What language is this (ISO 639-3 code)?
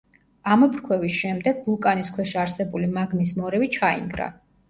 kat